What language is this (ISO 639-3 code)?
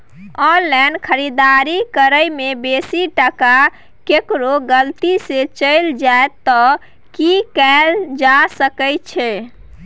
mai